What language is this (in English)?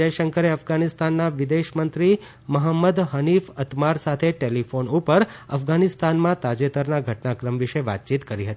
Gujarati